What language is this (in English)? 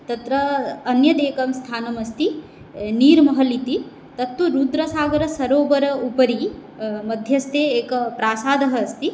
Sanskrit